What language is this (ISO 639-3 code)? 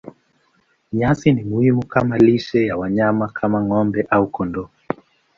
swa